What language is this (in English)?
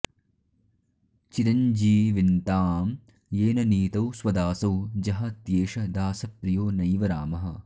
Sanskrit